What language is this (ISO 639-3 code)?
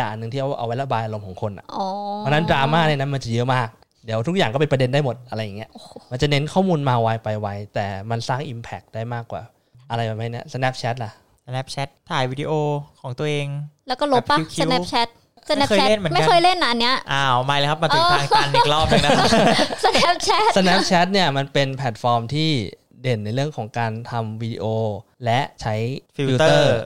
tha